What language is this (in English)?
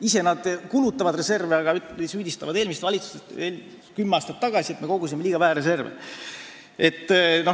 Estonian